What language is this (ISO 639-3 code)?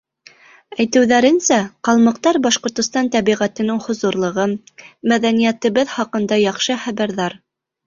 bak